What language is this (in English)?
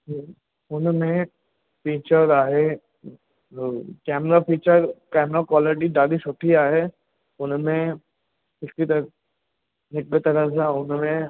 Sindhi